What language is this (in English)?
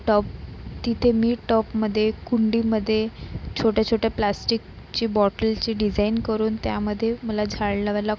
Marathi